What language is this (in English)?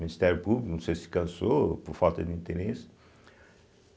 Portuguese